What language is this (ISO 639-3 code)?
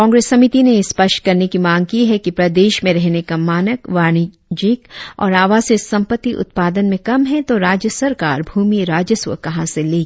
hin